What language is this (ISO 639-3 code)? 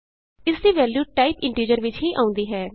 pan